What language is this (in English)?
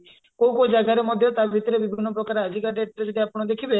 Odia